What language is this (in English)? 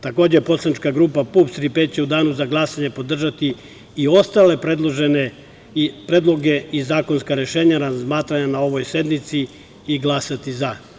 Serbian